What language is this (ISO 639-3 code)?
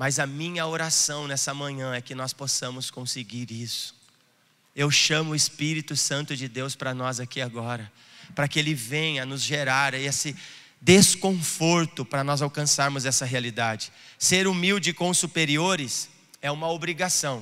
por